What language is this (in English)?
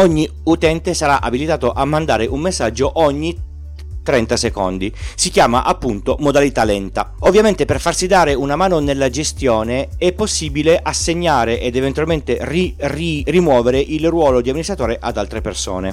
Italian